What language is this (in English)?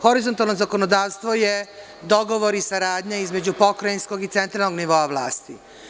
Serbian